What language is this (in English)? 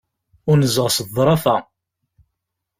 Kabyle